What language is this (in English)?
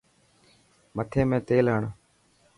Dhatki